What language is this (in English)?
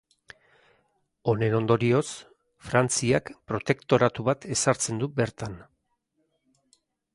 Basque